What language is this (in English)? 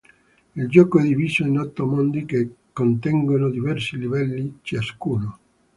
Italian